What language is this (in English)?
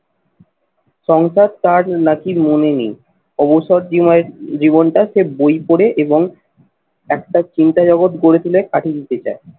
Bangla